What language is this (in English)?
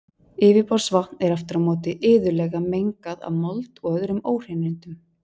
Icelandic